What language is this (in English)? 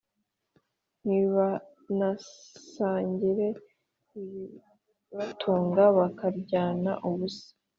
Kinyarwanda